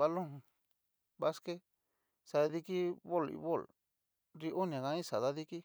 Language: Cacaloxtepec Mixtec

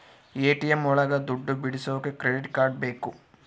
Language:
Kannada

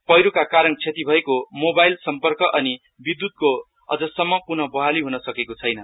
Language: Nepali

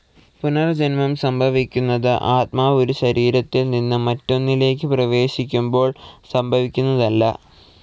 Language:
Malayalam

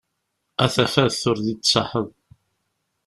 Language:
Kabyle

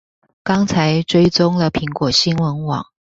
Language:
Chinese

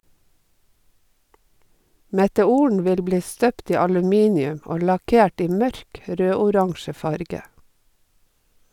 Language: Norwegian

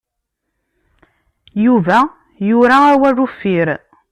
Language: Kabyle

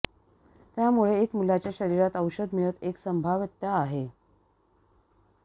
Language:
Marathi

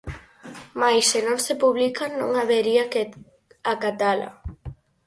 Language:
Galician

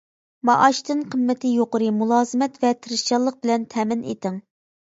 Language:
Uyghur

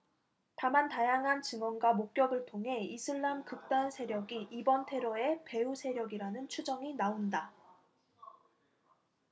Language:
Korean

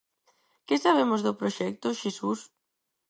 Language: Galician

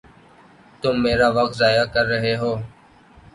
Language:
Urdu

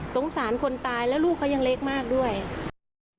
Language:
Thai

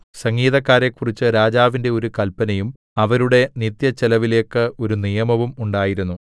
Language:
Malayalam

